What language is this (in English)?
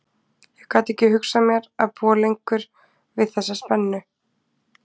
Icelandic